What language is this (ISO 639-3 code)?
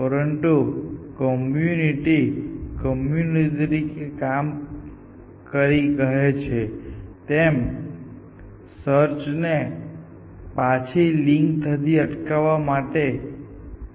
guj